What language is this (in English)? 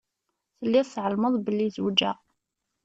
Kabyle